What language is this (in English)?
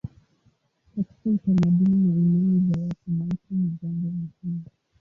Swahili